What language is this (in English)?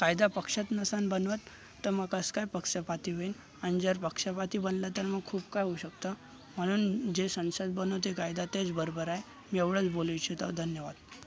Marathi